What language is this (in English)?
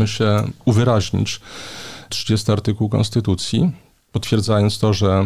Polish